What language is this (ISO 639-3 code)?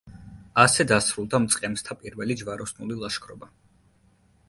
kat